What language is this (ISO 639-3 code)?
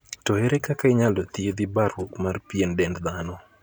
luo